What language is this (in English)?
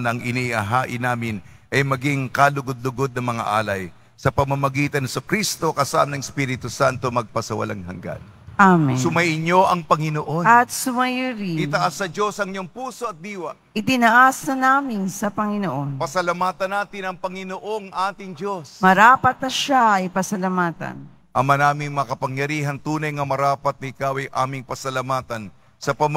Filipino